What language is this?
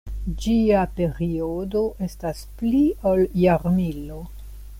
Esperanto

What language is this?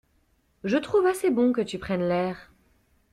French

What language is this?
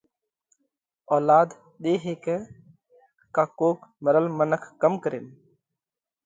Parkari Koli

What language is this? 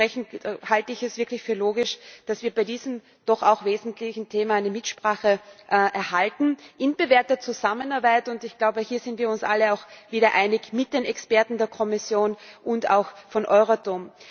German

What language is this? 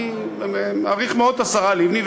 Hebrew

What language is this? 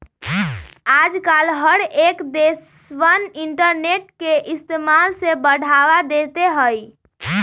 Magahi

